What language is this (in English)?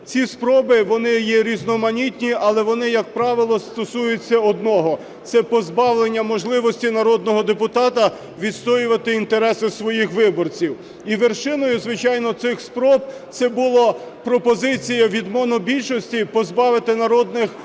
Ukrainian